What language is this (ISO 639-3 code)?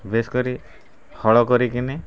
ori